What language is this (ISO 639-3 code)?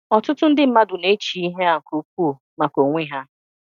ibo